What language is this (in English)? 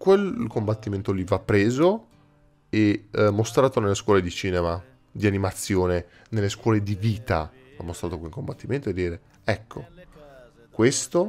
Italian